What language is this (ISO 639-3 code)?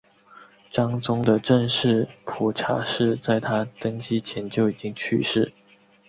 zho